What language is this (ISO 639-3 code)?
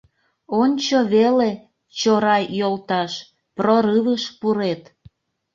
chm